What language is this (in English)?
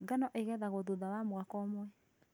Kikuyu